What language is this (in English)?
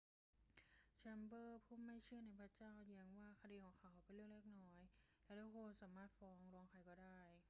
Thai